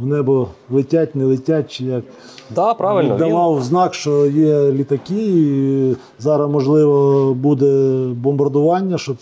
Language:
Ukrainian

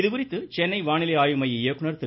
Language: Tamil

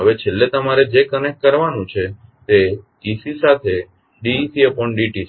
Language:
Gujarati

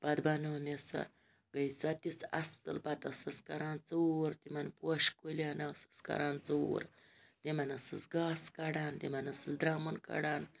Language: Kashmiri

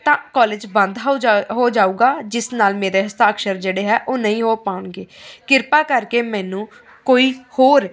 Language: Punjabi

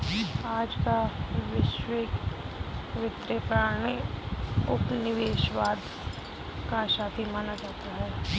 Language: Hindi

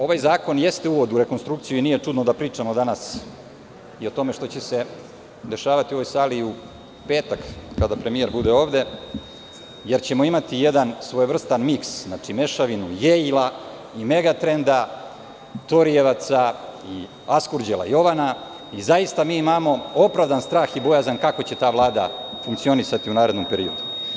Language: Serbian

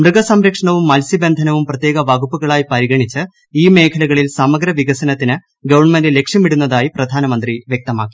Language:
Malayalam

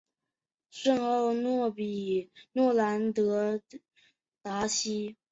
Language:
Chinese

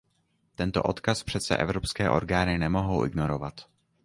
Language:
Czech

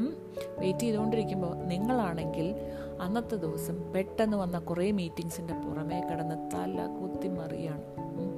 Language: Malayalam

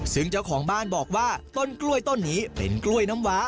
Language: Thai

